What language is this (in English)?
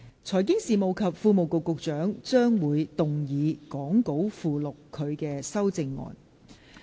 Cantonese